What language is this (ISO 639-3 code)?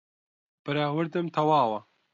ckb